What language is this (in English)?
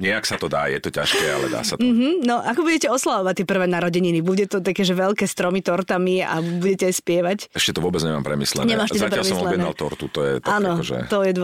Slovak